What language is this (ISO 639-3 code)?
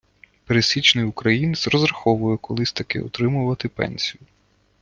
ukr